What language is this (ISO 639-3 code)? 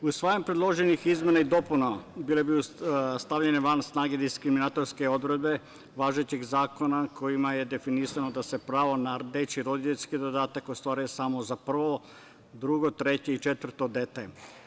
srp